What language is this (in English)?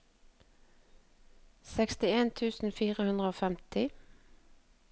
Norwegian